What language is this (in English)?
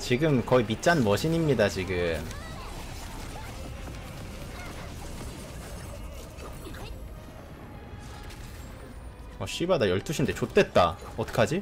Korean